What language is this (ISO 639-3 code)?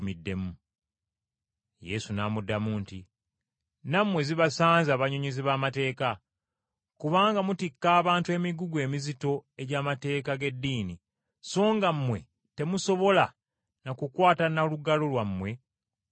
lug